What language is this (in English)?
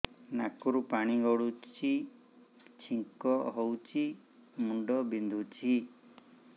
Odia